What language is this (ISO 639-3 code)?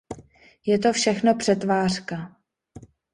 ces